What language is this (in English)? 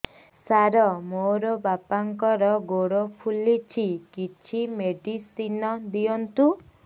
Odia